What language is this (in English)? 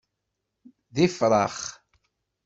Kabyle